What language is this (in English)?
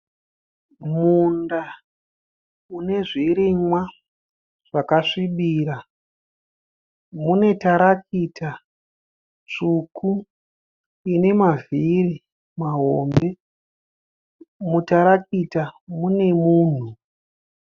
Shona